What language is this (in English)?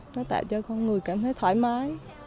Vietnamese